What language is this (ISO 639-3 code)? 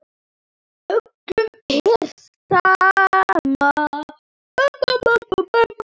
isl